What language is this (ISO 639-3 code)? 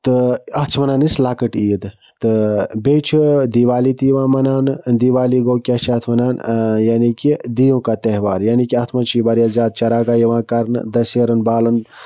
kas